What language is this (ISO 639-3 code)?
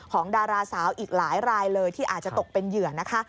tha